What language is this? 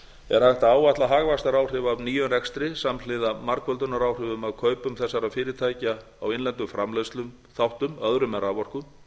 Icelandic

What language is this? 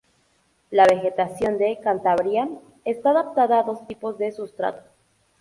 Spanish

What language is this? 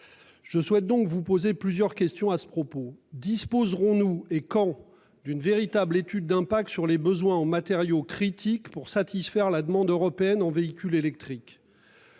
French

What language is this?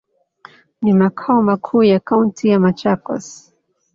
Swahili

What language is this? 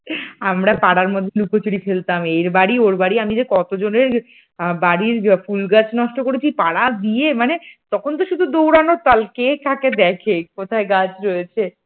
Bangla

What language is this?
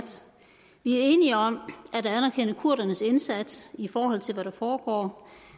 Danish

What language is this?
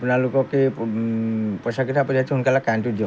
Assamese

